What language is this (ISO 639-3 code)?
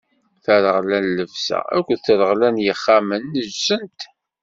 kab